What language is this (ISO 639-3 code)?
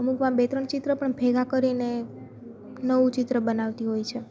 guj